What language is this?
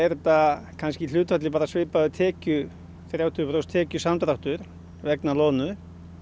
Icelandic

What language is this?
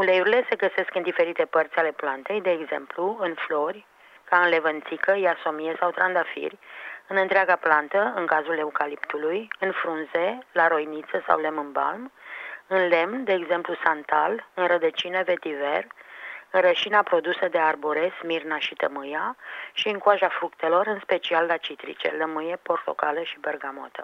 Romanian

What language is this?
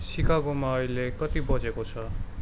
Nepali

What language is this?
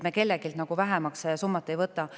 Estonian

